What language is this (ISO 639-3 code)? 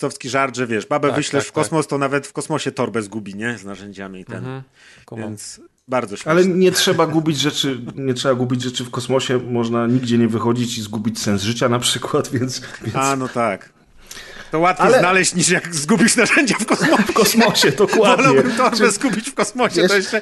pol